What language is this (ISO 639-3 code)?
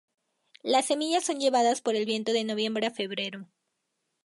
spa